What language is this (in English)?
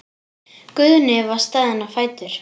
Icelandic